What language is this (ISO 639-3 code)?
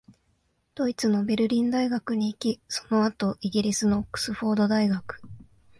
jpn